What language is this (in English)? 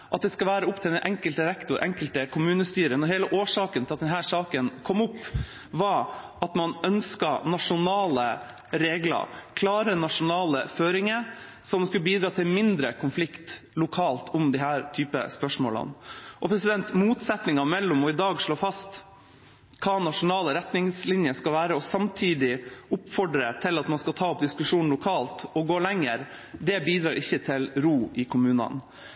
Norwegian Bokmål